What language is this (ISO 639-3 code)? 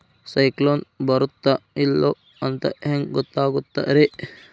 kan